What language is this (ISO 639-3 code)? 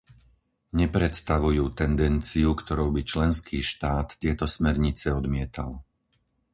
slk